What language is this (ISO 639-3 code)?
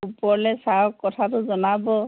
asm